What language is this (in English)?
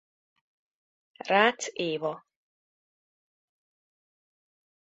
Hungarian